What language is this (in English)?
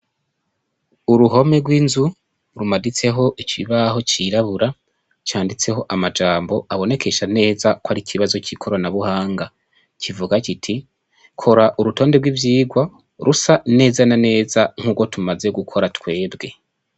Rundi